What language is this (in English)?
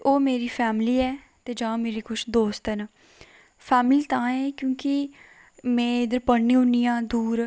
Dogri